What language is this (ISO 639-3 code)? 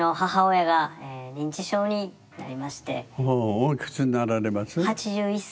jpn